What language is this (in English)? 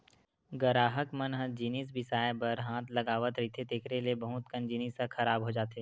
Chhattisgarhi